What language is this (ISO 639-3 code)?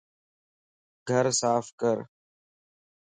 lss